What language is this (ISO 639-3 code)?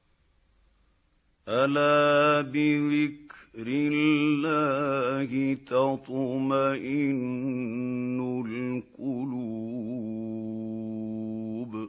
ara